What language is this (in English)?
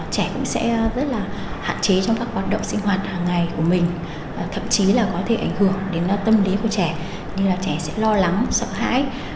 Vietnamese